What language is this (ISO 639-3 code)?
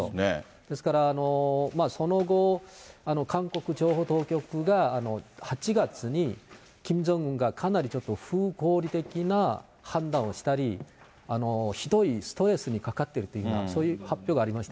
jpn